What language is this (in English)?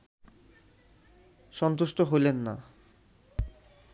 Bangla